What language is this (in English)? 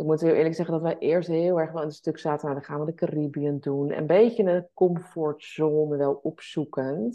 Dutch